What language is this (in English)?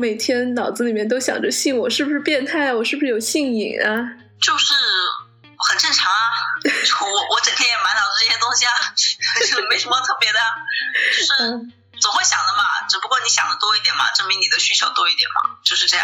Chinese